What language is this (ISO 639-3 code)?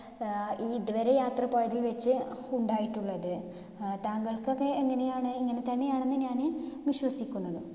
mal